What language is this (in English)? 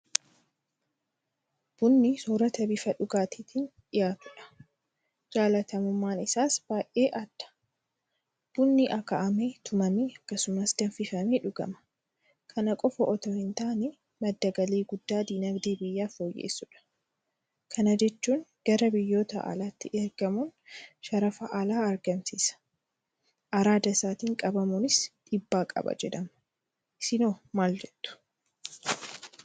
Oromo